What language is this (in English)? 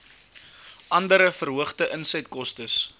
Afrikaans